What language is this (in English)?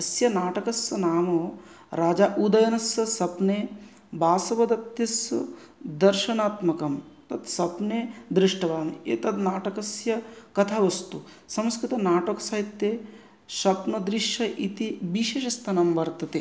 Sanskrit